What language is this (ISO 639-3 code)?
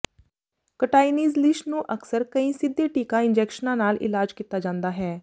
pan